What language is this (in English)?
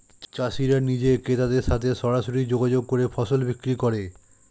Bangla